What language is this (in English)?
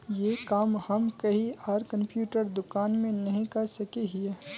Magahi